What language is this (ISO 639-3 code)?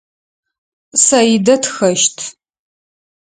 ady